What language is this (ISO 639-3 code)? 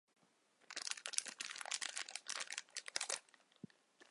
zho